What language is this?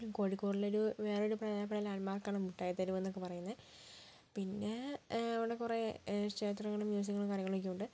Malayalam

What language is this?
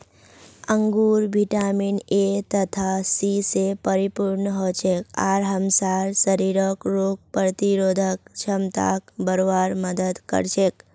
Magahi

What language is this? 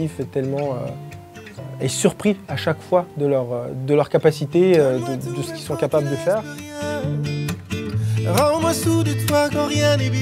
French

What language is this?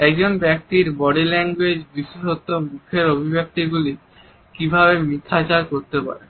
Bangla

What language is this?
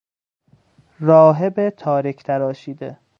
Persian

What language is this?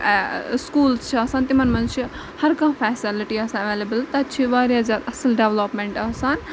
Kashmiri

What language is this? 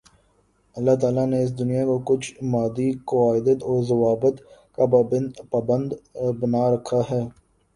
Urdu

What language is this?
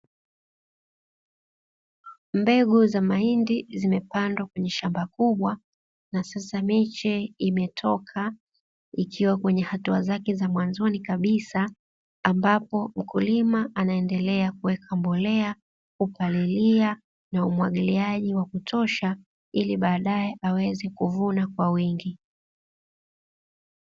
Swahili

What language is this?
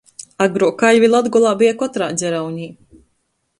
Latgalian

